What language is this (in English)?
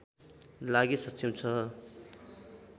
Nepali